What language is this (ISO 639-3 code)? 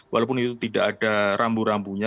ind